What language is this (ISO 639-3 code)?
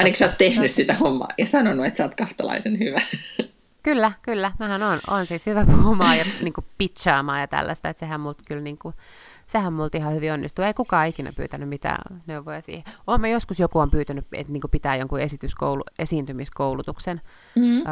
fin